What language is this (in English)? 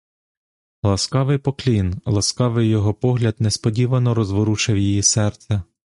Ukrainian